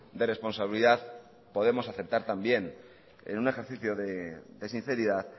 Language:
Spanish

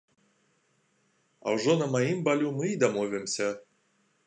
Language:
Belarusian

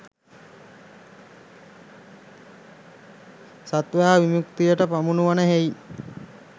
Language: Sinhala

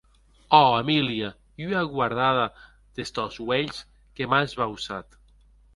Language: Occitan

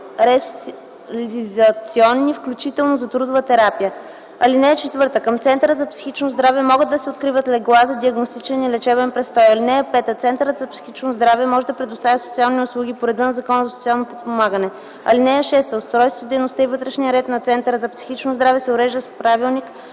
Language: Bulgarian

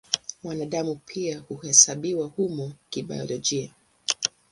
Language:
Swahili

